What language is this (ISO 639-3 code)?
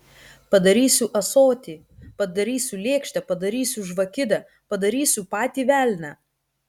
lit